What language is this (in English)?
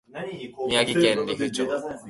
Japanese